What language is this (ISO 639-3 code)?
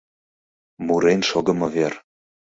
chm